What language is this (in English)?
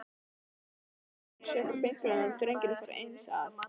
Icelandic